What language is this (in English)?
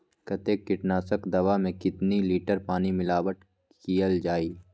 Magahi